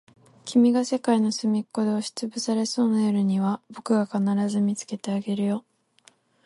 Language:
Japanese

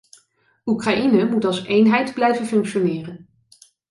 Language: Dutch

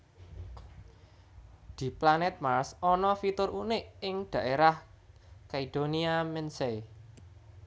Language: Javanese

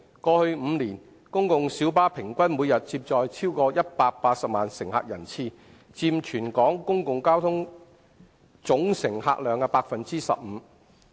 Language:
Cantonese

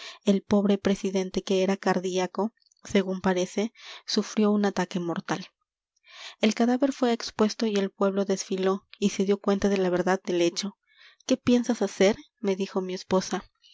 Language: Spanish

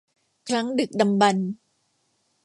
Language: Thai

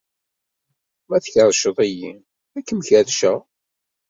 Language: Kabyle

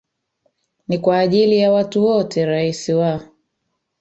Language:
Swahili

